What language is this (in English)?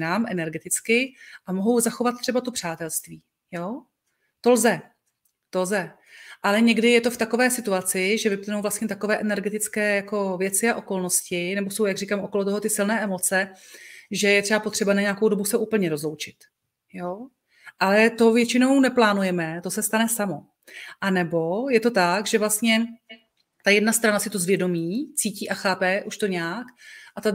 Czech